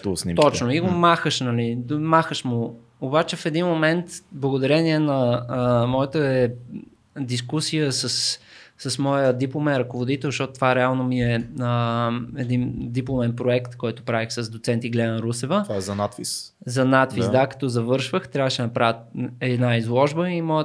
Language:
Bulgarian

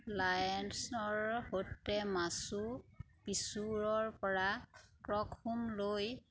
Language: Assamese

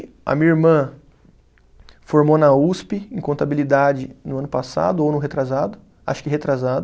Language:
Portuguese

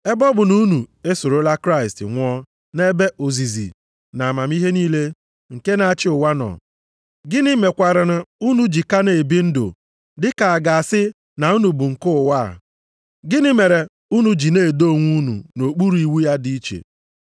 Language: Igbo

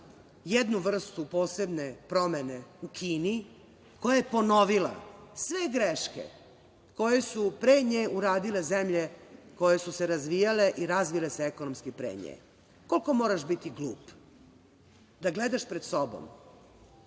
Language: Serbian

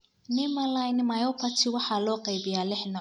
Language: Somali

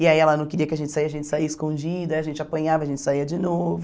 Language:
Portuguese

